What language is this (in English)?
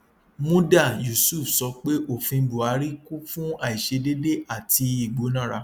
Yoruba